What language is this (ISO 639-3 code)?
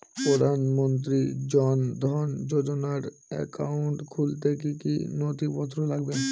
ben